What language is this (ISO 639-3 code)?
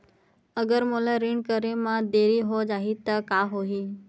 hne